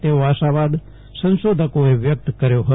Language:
Gujarati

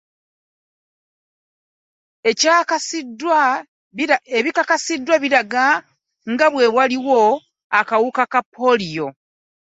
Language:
Ganda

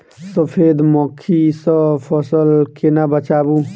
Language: Maithili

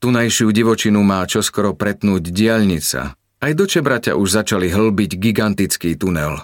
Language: Slovak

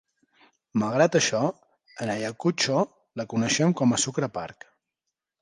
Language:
Catalan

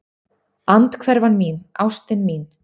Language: Icelandic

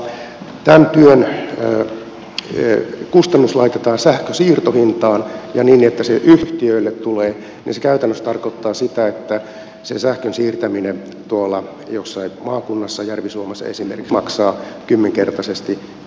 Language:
Finnish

